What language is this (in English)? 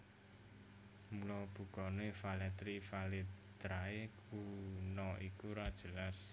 Javanese